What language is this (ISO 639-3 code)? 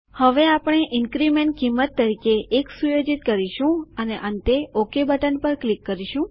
guj